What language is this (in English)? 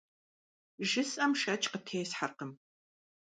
Kabardian